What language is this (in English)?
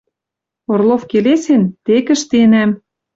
Western Mari